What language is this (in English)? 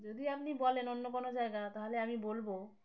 Bangla